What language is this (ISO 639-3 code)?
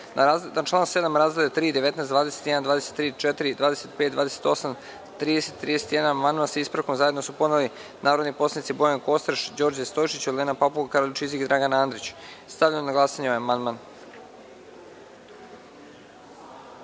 srp